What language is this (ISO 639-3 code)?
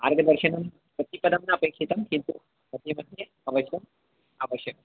san